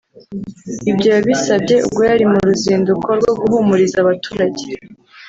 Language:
Kinyarwanda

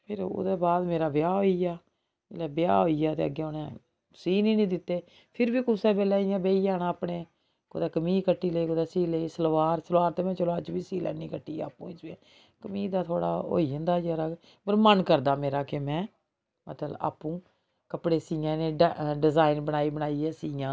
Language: Dogri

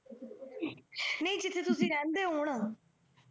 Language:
Punjabi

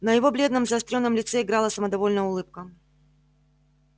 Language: Russian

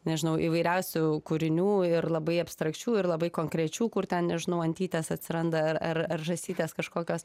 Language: Lithuanian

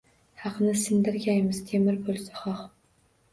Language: Uzbek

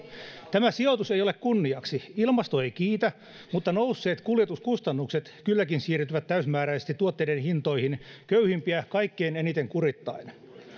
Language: Finnish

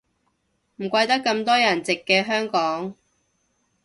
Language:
Cantonese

